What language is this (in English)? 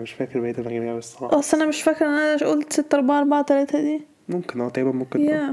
Arabic